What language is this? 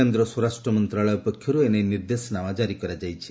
Odia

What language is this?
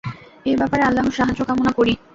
Bangla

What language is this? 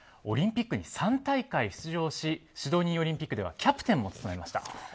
Japanese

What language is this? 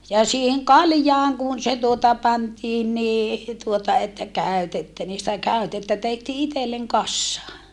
Finnish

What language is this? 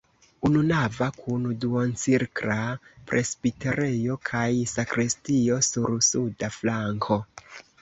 Esperanto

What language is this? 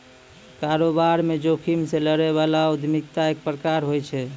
Maithili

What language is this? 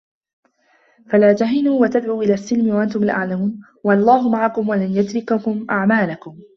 Arabic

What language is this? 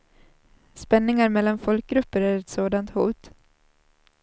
Swedish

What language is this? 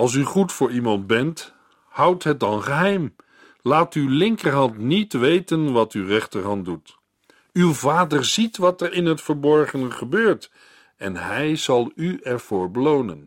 Dutch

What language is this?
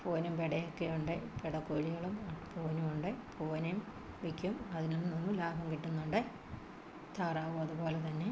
Malayalam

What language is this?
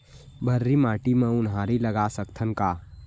Chhattisgarhi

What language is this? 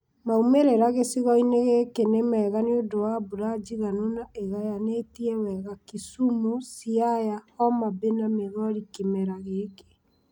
Kikuyu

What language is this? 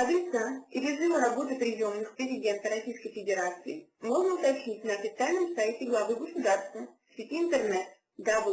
Russian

